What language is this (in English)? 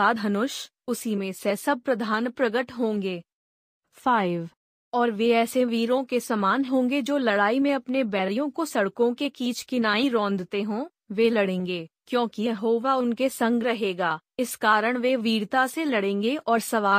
Hindi